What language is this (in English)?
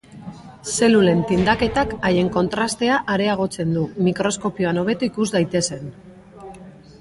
Basque